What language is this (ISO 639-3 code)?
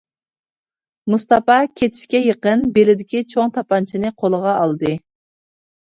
uig